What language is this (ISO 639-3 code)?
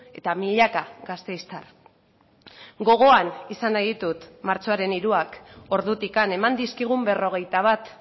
eus